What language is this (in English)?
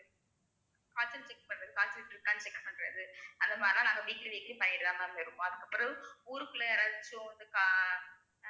Tamil